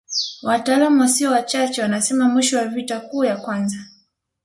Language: Swahili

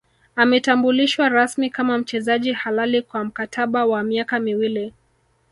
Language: Swahili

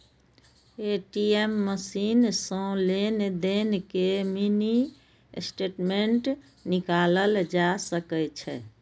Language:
Maithili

